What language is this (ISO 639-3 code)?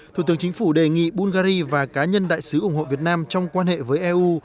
vie